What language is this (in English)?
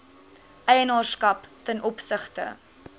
Afrikaans